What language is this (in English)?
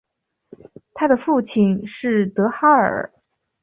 Chinese